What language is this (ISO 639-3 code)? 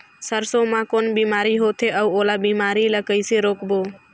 hne